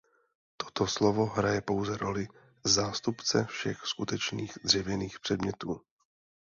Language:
Czech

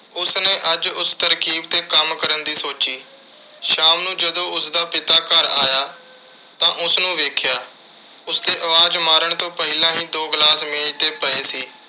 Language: Punjabi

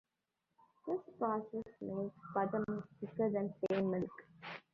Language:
English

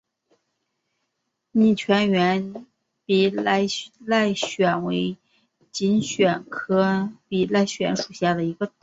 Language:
Chinese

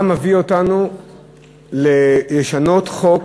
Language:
Hebrew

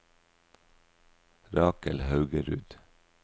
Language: Norwegian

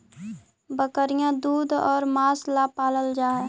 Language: Magahi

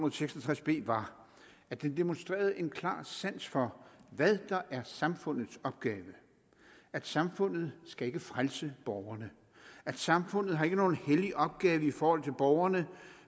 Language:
Danish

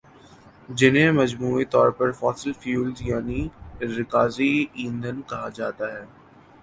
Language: Urdu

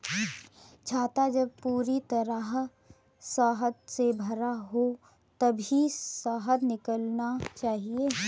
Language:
Hindi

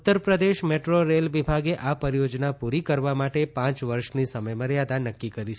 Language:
Gujarati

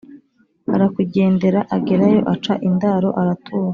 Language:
Kinyarwanda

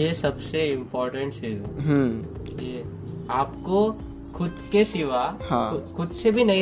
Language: Hindi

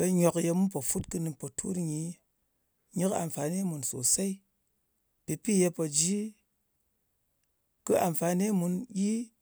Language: Ngas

